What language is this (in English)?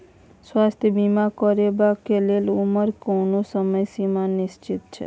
Maithili